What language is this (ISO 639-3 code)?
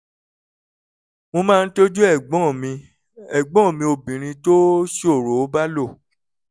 yor